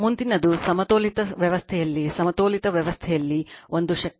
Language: Kannada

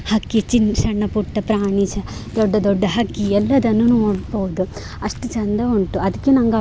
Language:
Kannada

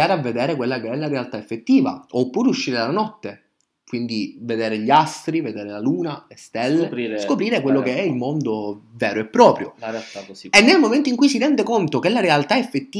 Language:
Italian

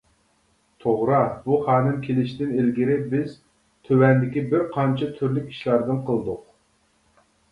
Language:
Uyghur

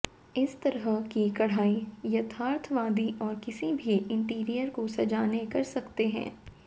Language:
Hindi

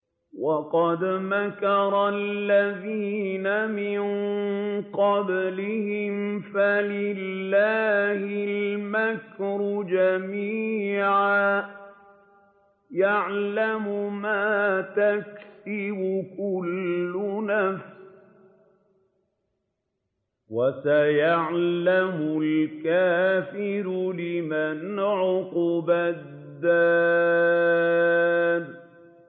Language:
Arabic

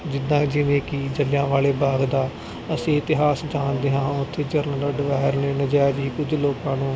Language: Punjabi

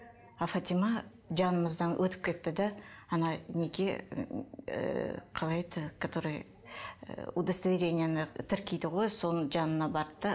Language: Kazakh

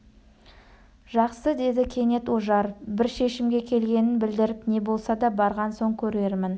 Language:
Kazakh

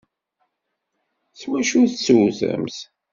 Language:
Kabyle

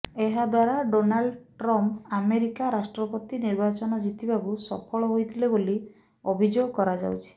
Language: Odia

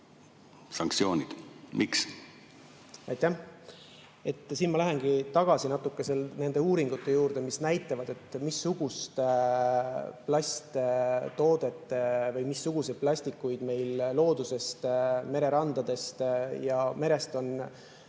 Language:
Estonian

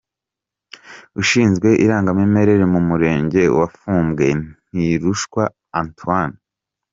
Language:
Kinyarwanda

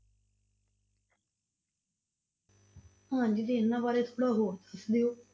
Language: Punjabi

